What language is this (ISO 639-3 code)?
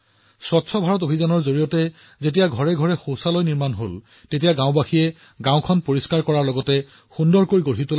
asm